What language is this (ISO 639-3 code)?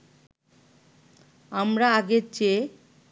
ben